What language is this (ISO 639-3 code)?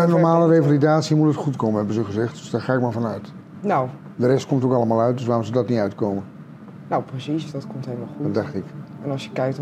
nld